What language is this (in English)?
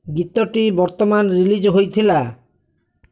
Odia